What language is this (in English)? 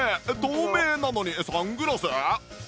Japanese